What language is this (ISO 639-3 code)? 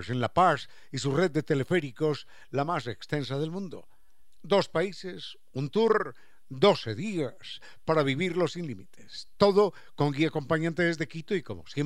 spa